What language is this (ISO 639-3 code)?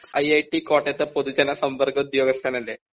mal